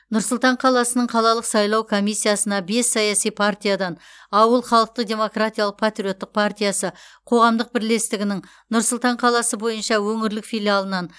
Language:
Kazakh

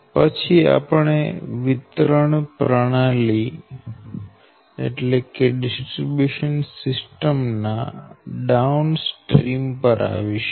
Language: Gujarati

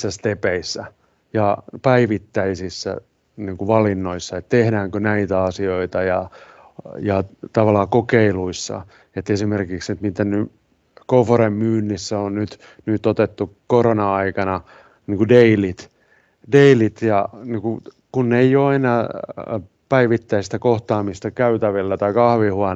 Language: Finnish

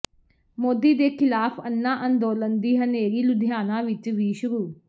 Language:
Punjabi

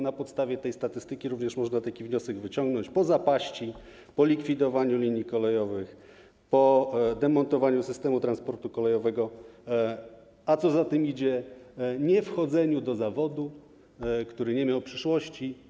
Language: Polish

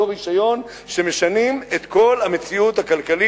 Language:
Hebrew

